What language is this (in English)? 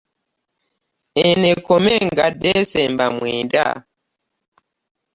Ganda